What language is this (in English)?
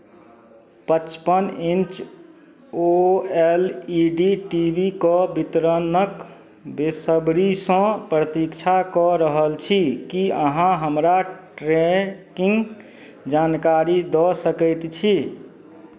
Maithili